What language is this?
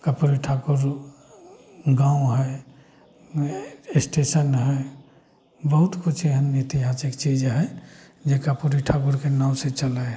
Maithili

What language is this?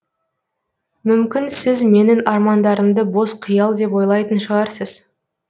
Kazakh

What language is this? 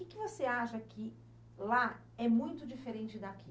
Portuguese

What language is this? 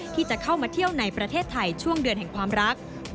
Thai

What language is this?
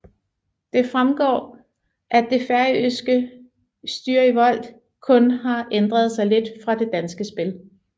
Danish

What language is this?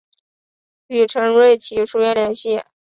Chinese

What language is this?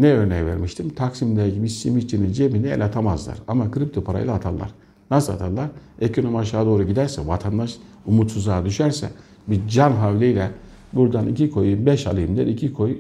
Turkish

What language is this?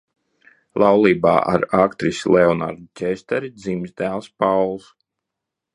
Latvian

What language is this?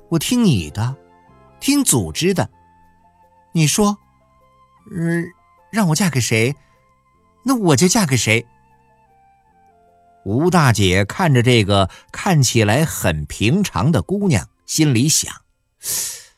Chinese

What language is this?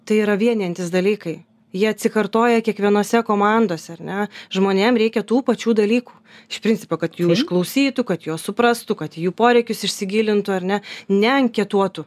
Lithuanian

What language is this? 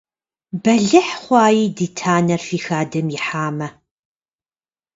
Kabardian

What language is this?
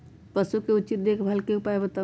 Magahi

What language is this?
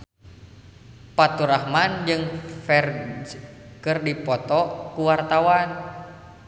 Sundanese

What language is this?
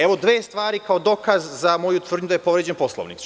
Serbian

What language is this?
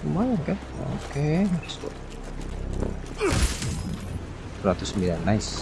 Indonesian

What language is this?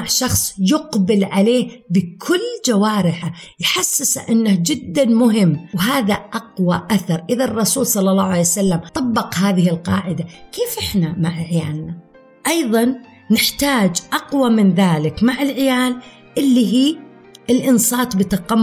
Arabic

